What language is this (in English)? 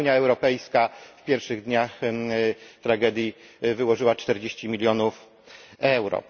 Polish